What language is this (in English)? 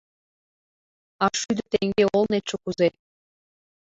Mari